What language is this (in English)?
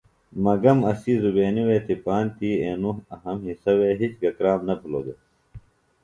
Phalura